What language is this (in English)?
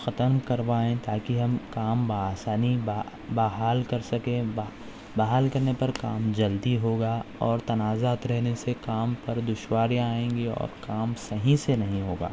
Urdu